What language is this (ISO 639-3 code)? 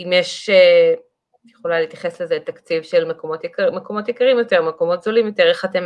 heb